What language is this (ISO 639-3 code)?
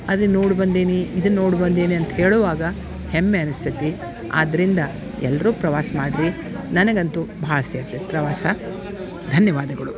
kan